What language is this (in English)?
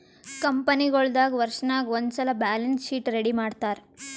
Kannada